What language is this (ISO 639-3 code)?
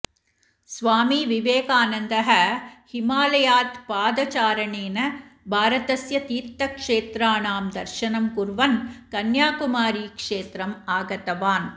san